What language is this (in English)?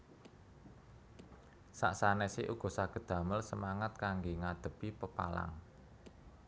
Javanese